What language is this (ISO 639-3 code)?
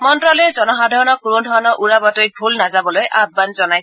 asm